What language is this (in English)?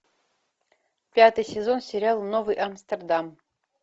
Russian